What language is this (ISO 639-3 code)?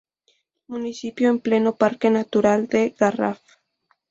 spa